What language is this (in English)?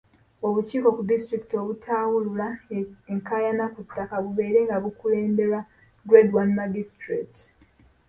Ganda